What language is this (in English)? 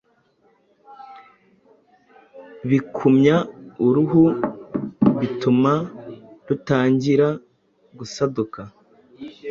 Kinyarwanda